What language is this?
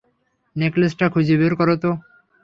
Bangla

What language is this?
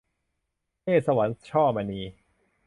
Thai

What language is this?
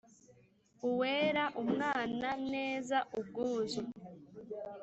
Kinyarwanda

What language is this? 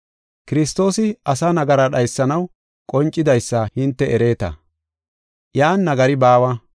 Gofa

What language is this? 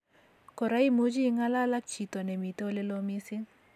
Kalenjin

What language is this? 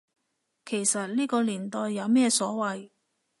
Cantonese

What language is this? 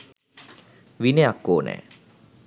Sinhala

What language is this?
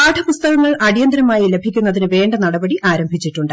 Malayalam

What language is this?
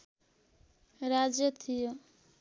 Nepali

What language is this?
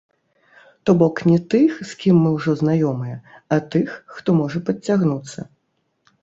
Belarusian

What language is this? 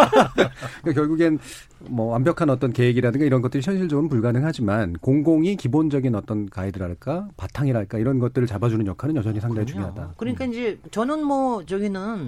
Korean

